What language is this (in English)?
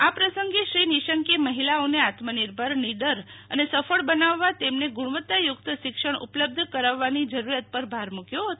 Gujarati